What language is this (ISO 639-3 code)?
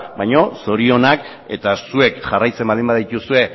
eus